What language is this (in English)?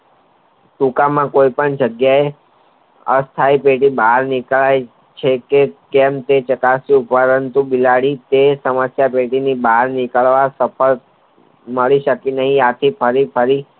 Gujarati